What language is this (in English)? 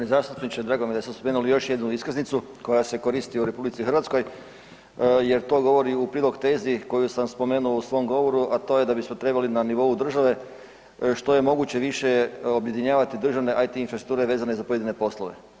Croatian